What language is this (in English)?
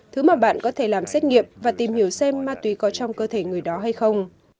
Vietnamese